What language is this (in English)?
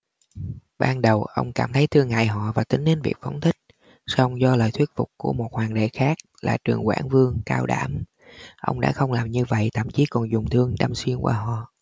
Vietnamese